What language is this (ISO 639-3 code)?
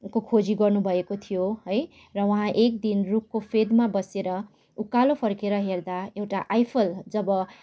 nep